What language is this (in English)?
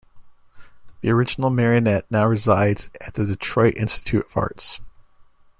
English